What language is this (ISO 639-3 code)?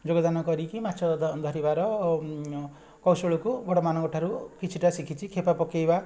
ori